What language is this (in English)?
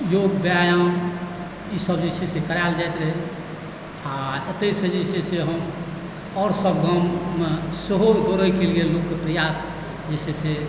Maithili